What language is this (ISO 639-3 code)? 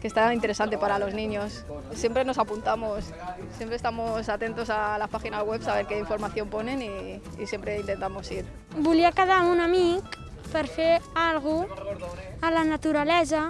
cat